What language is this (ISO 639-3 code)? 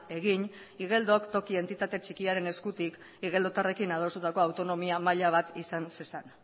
eus